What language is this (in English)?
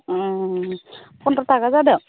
Bodo